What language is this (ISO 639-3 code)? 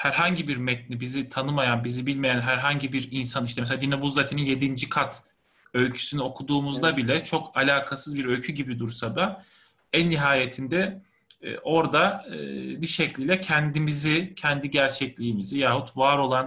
tur